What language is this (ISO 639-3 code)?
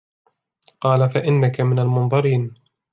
ara